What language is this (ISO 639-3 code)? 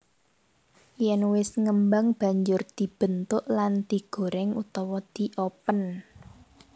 jav